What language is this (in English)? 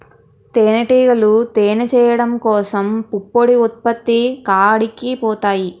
Telugu